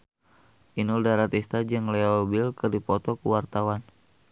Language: Sundanese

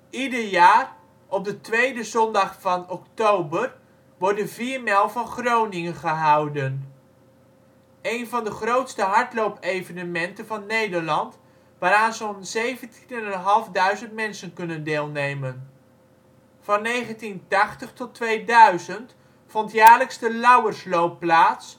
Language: Dutch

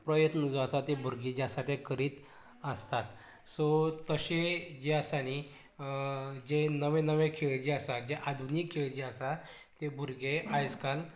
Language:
Konkani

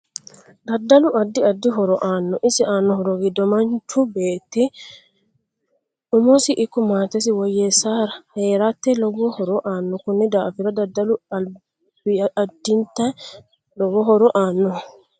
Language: Sidamo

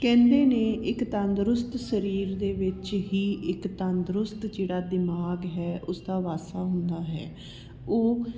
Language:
Punjabi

